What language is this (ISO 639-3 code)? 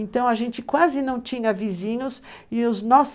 por